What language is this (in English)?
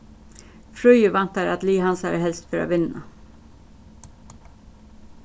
Faroese